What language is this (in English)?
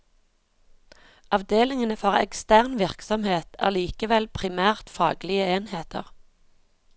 Norwegian